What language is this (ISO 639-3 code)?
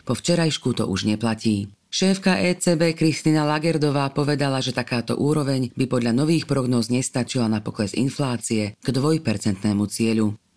slk